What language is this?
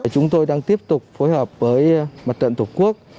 Vietnamese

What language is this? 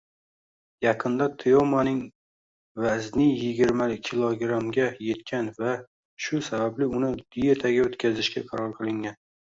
Uzbek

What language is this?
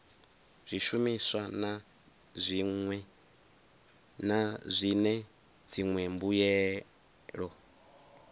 Venda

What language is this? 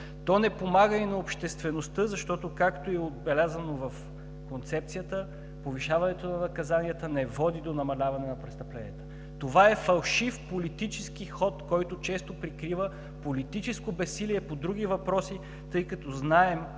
Bulgarian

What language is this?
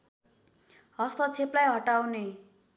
Nepali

